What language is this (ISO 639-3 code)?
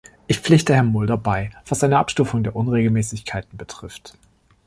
deu